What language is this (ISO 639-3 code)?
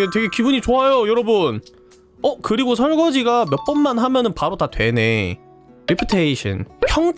kor